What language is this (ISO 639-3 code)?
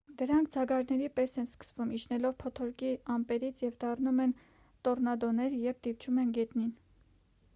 hye